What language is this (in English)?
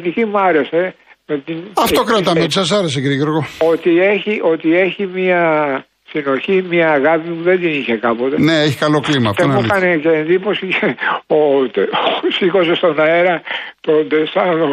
Greek